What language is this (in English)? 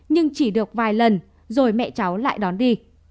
Vietnamese